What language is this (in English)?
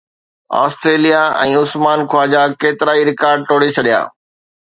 Sindhi